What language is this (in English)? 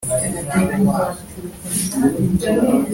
Kinyarwanda